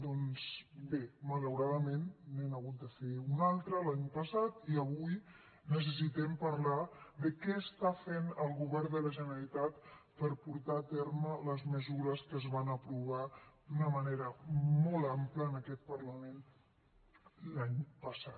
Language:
Catalan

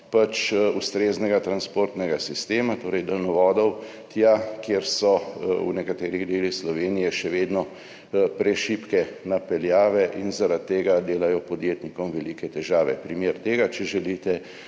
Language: Slovenian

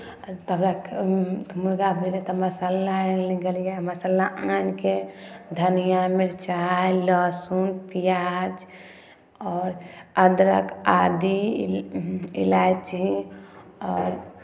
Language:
Maithili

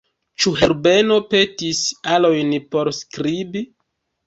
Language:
Esperanto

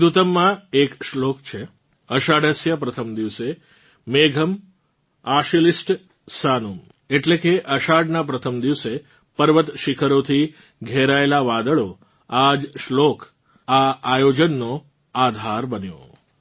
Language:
Gujarati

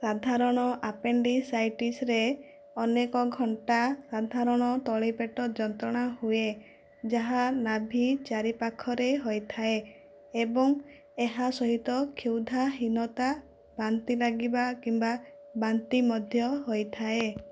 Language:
Odia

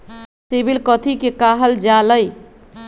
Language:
Magahi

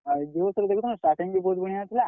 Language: Odia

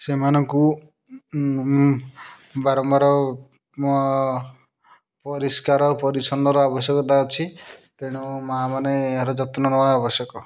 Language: Odia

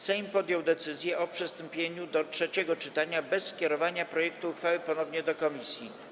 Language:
Polish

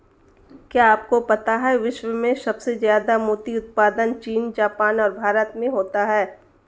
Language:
Hindi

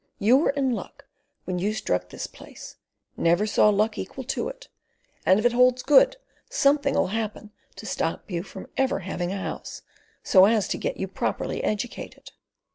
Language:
English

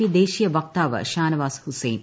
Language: Malayalam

